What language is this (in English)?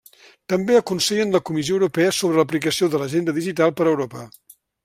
Catalan